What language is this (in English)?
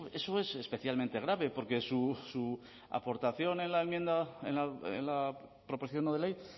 Spanish